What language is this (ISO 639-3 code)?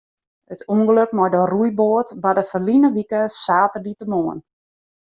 fry